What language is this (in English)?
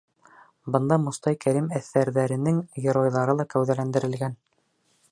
Bashkir